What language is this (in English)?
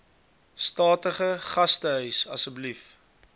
Afrikaans